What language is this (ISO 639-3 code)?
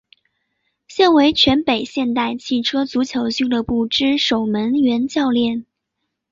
zho